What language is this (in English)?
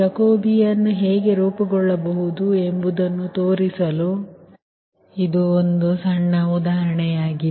Kannada